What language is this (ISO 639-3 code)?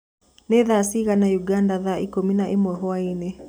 kik